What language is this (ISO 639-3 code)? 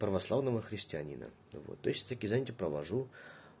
rus